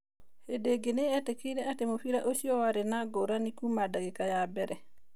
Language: Kikuyu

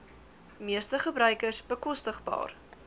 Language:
Afrikaans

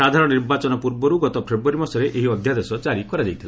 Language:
Odia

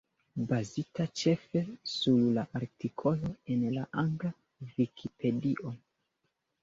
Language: Esperanto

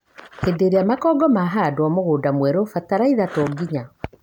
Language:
Kikuyu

